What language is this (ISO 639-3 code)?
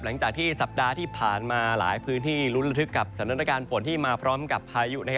tha